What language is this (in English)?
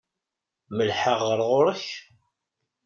Kabyle